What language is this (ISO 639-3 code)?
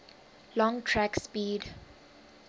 eng